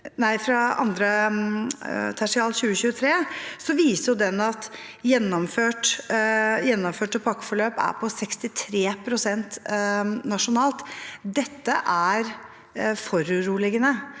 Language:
Norwegian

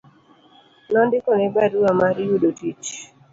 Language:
Luo (Kenya and Tanzania)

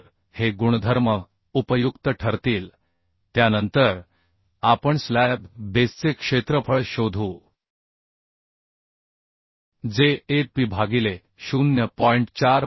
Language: Marathi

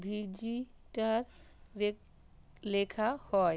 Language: Bangla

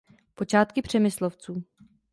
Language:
Czech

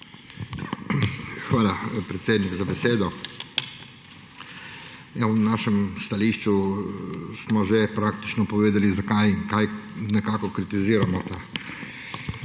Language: Slovenian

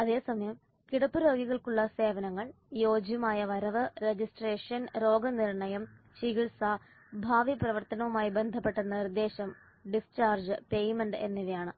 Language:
Malayalam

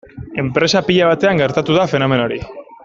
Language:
Basque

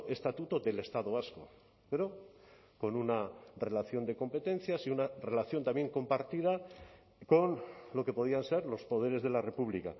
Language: Spanish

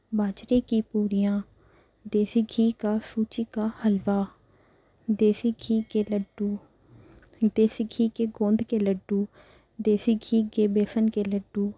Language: Urdu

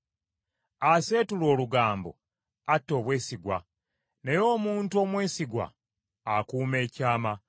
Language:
Ganda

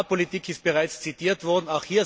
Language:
German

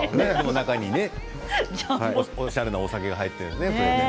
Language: Japanese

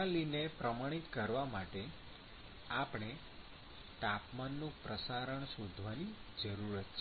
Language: Gujarati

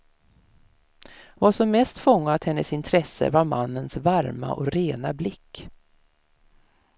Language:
Swedish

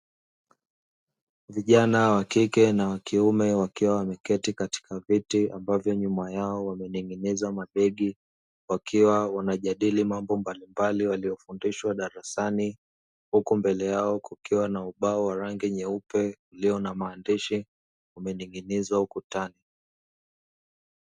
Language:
Swahili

